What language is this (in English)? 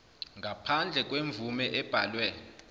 Zulu